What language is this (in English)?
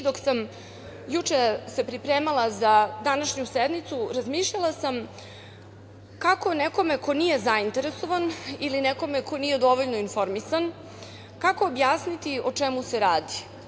Serbian